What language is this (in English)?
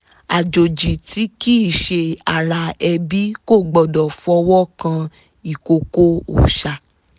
Yoruba